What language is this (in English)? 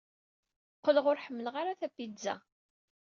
Kabyle